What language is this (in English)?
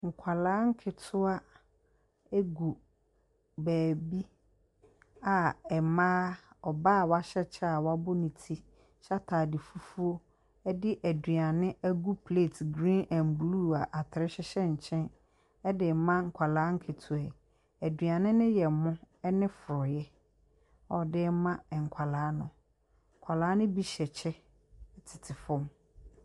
Akan